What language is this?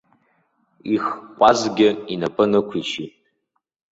Abkhazian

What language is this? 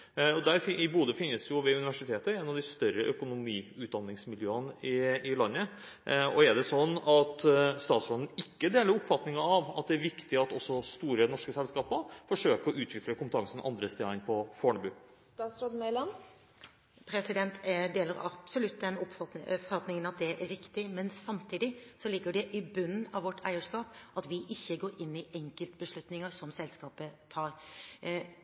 Norwegian Bokmål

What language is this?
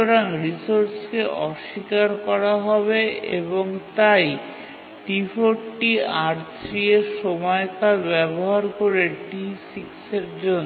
Bangla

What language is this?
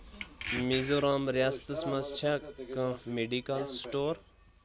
Kashmiri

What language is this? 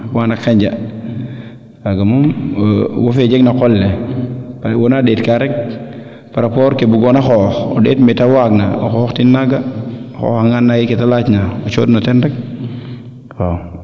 Serer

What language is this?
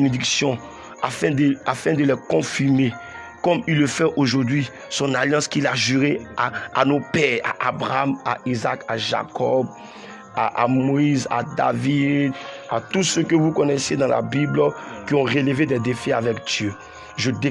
French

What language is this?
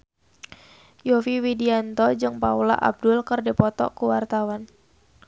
Sundanese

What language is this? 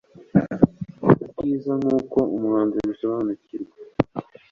Kinyarwanda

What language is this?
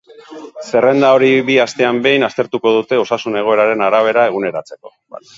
Basque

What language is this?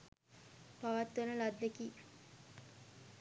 Sinhala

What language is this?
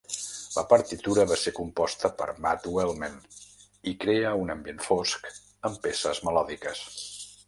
Catalan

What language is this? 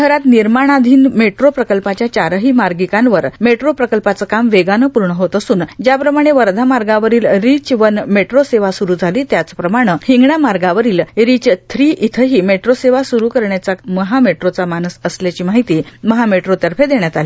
Marathi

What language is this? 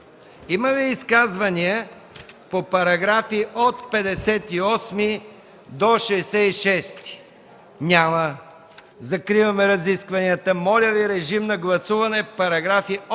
Bulgarian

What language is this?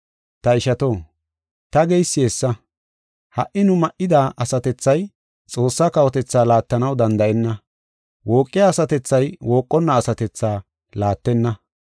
Gofa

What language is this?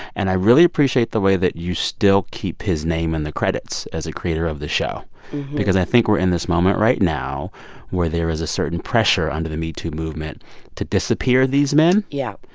English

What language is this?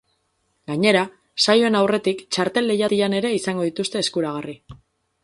Basque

